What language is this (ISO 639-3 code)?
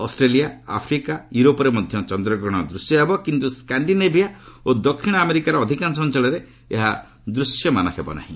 ori